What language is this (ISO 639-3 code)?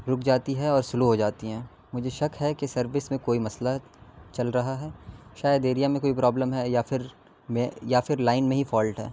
urd